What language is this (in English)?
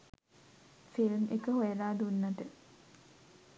Sinhala